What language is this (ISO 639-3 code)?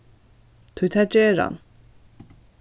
fao